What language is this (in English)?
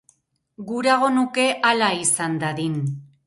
Basque